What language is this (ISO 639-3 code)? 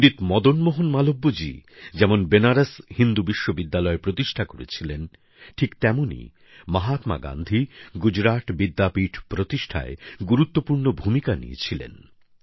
ben